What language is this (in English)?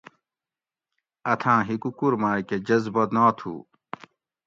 Gawri